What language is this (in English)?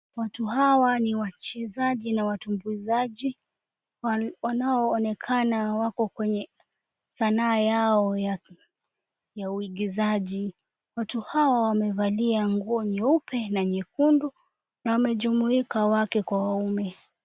Swahili